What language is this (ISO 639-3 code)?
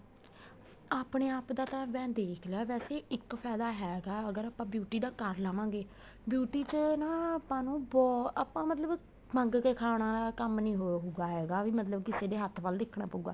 pan